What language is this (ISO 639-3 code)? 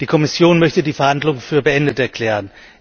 deu